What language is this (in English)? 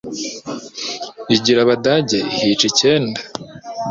Kinyarwanda